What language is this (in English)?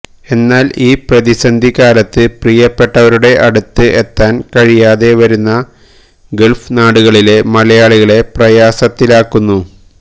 Malayalam